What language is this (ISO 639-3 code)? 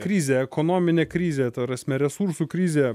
lit